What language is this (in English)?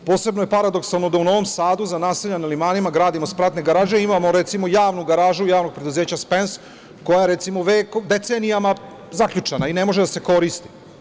Serbian